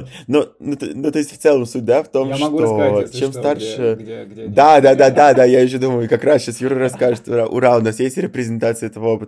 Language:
Russian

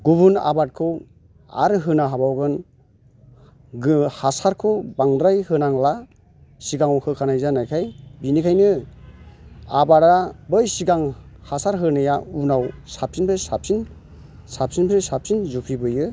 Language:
Bodo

